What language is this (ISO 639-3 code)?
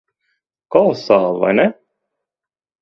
lav